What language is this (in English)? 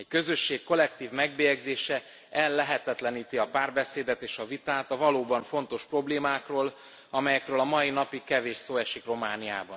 Hungarian